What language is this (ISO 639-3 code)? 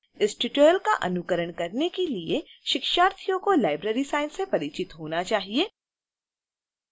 hin